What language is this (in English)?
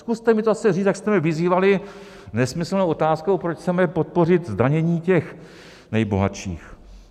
Czech